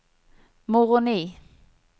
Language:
Norwegian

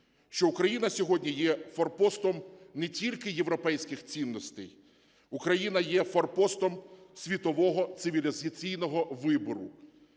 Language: Ukrainian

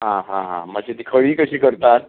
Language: Konkani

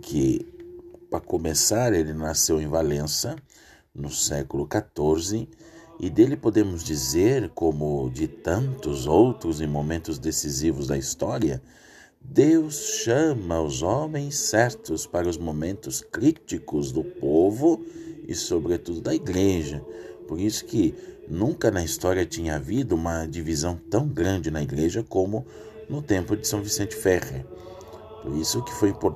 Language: Portuguese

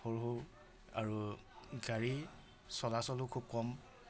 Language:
Assamese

